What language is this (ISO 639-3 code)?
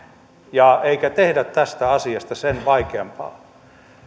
fin